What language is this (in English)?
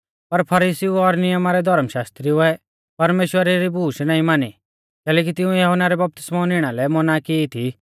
Mahasu Pahari